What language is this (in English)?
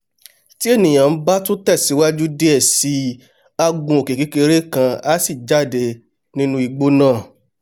Yoruba